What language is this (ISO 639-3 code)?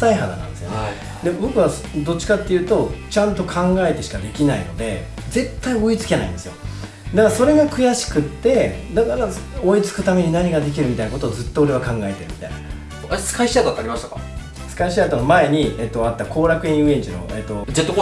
jpn